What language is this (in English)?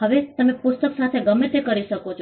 Gujarati